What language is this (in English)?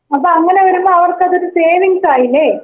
Malayalam